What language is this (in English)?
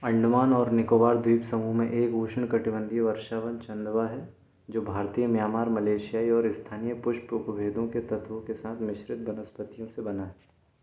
Hindi